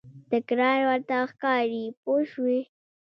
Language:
Pashto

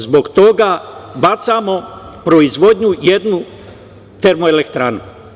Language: Serbian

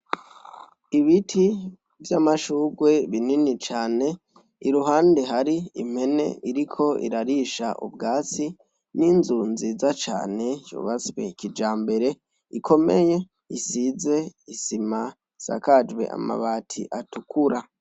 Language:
Rundi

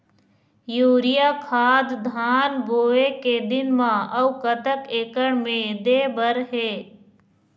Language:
Chhattisgarhi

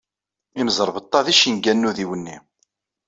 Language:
Kabyle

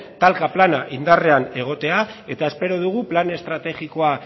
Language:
Basque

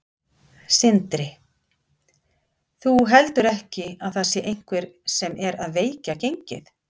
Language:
Icelandic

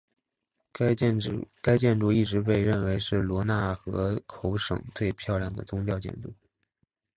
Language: Chinese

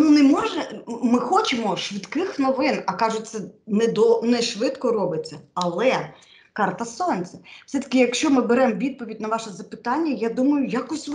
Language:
Ukrainian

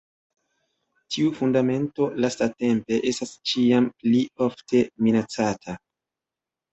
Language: Esperanto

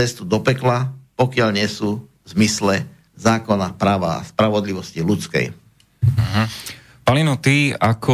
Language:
Slovak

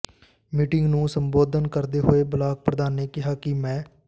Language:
Punjabi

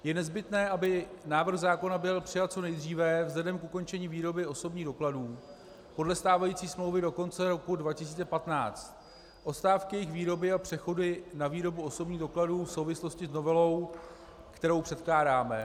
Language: Czech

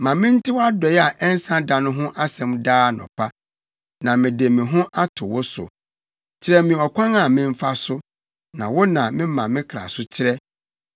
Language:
Akan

